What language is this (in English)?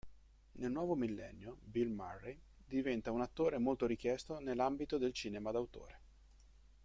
Italian